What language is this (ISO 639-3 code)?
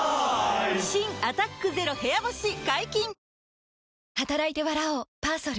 jpn